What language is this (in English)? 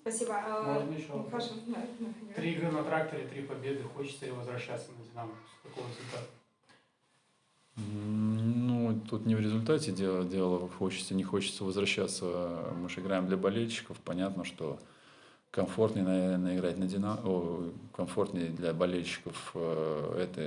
Russian